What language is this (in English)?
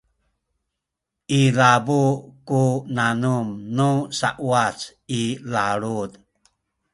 Sakizaya